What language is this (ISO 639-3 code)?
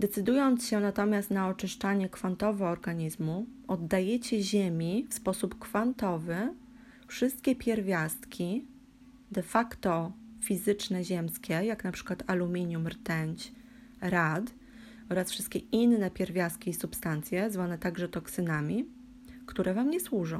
pol